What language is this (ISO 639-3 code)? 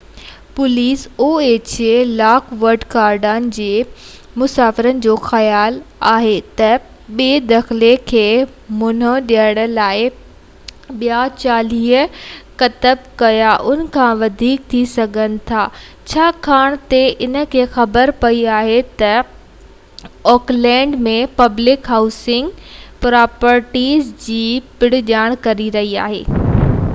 snd